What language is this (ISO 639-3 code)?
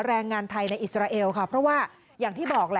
tha